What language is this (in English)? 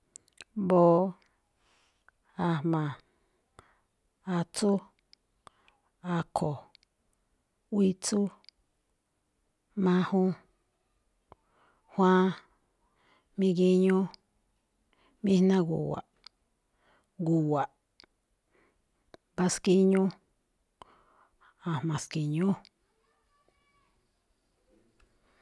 Malinaltepec Me'phaa